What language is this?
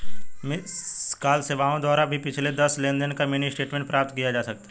Hindi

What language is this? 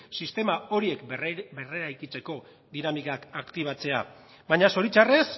Basque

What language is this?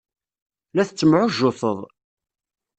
Kabyle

